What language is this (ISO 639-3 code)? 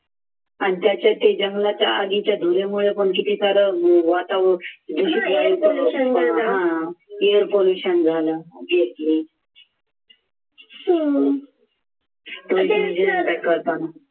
mar